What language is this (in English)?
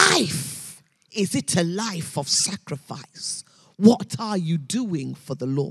English